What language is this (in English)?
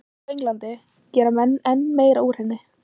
Icelandic